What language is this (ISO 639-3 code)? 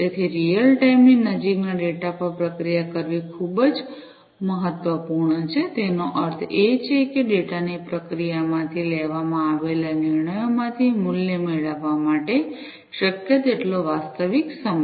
guj